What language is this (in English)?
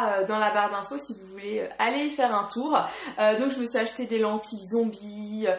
French